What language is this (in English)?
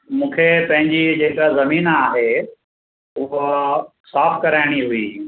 Sindhi